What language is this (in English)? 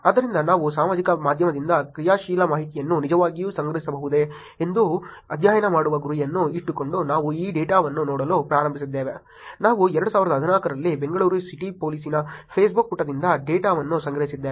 Kannada